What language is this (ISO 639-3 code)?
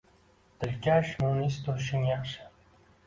uzb